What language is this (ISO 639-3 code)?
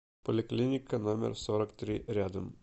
rus